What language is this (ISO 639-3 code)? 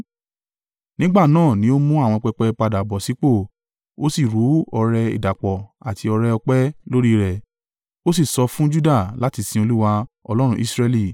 yor